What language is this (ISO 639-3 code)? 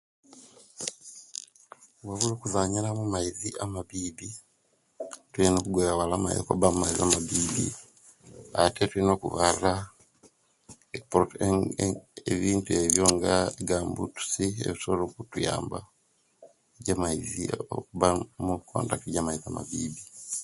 lke